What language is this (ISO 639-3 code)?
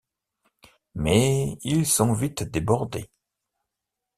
fra